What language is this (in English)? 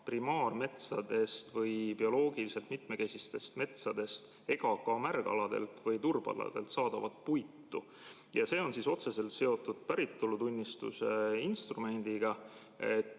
Estonian